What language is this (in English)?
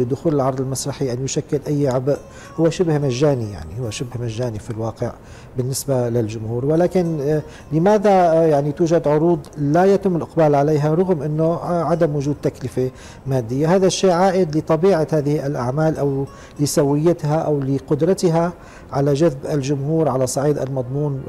Arabic